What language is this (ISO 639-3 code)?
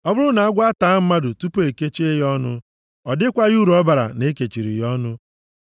ibo